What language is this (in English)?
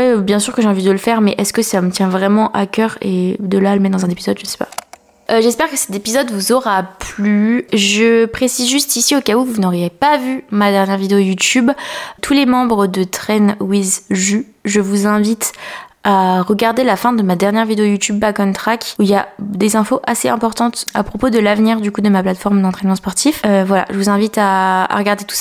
French